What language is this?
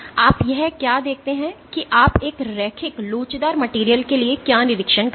Hindi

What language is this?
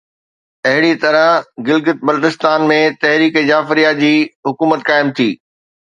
Sindhi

